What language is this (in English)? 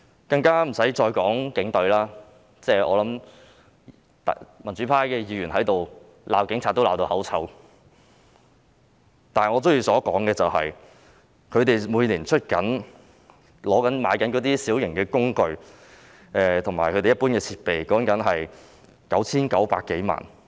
Cantonese